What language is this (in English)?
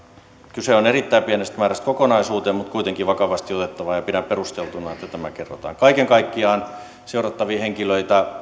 Finnish